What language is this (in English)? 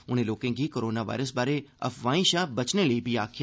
Dogri